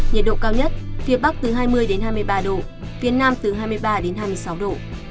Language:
Vietnamese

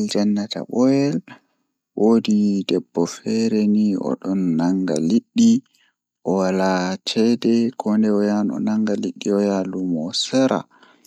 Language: Fula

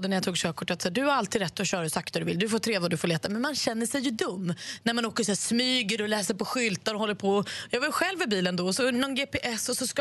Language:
Swedish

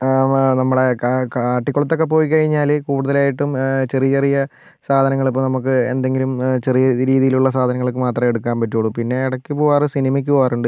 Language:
Malayalam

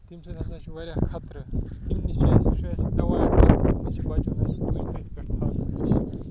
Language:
Kashmiri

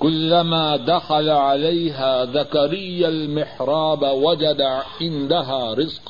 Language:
Urdu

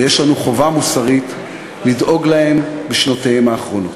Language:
Hebrew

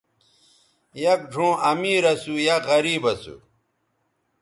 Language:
Bateri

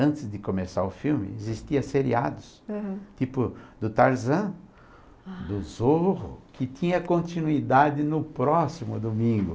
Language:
Portuguese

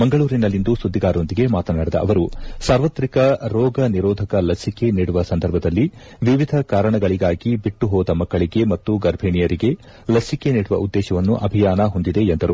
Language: Kannada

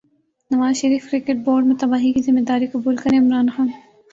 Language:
Urdu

